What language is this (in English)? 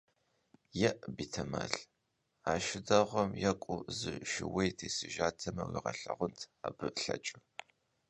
Kabardian